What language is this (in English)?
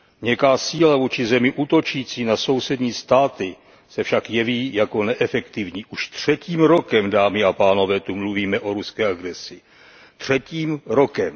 Czech